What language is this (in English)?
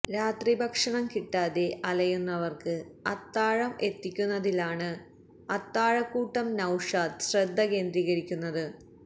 Malayalam